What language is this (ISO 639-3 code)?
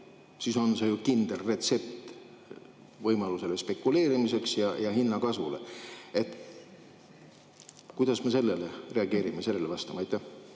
est